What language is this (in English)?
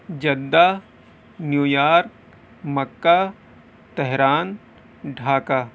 Urdu